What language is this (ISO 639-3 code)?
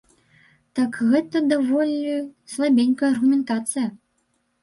bel